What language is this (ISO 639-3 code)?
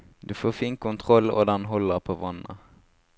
nor